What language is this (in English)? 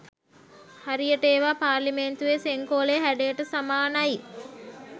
Sinhala